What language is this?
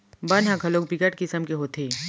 Chhattisgarhi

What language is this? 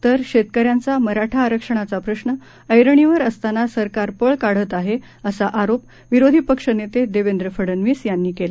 Marathi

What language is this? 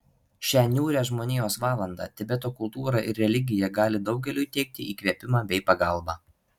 Lithuanian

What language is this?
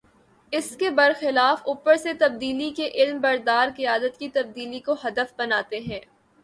Urdu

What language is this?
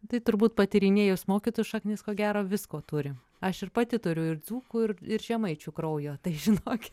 Lithuanian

